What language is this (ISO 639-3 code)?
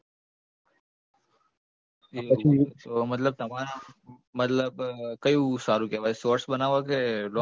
guj